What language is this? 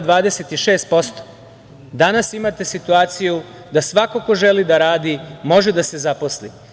Serbian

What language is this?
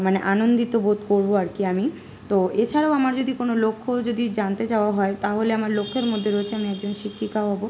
Bangla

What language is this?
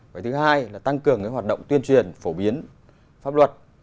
Vietnamese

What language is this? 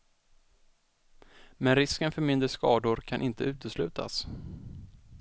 Swedish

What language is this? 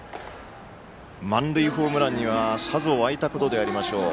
Japanese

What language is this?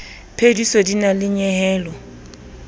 Southern Sotho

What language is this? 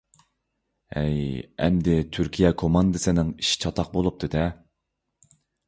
Uyghur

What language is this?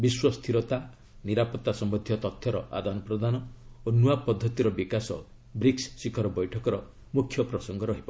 Odia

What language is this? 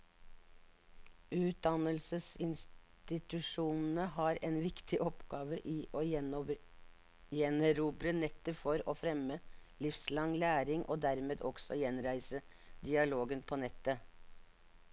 Norwegian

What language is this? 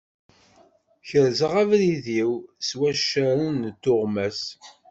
Kabyle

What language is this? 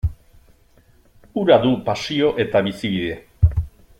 Basque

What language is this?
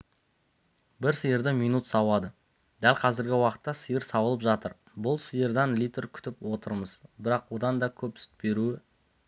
Kazakh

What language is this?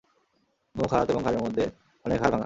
Bangla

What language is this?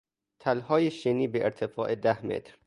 Persian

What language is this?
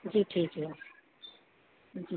Hindi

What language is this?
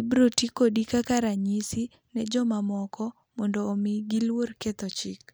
Luo (Kenya and Tanzania)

